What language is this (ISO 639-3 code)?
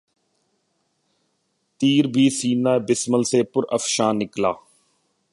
urd